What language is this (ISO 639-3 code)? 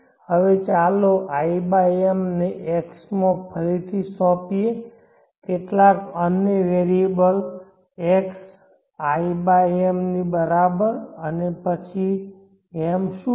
guj